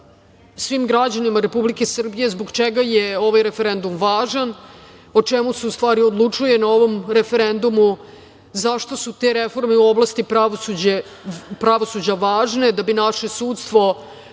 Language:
Serbian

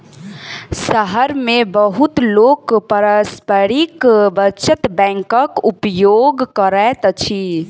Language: Maithili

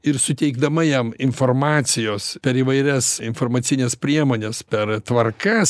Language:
Lithuanian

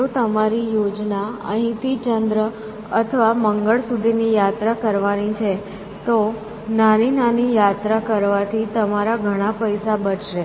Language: Gujarati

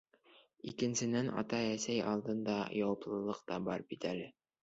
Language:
Bashkir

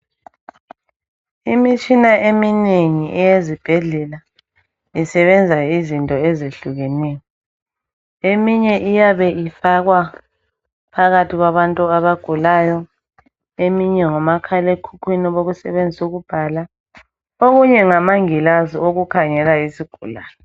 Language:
North Ndebele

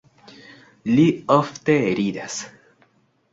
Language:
Esperanto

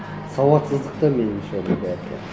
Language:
Kazakh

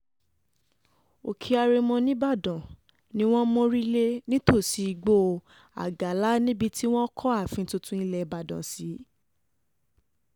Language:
Yoruba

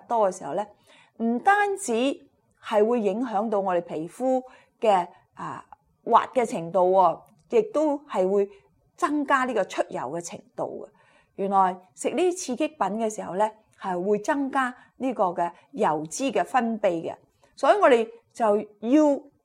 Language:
Chinese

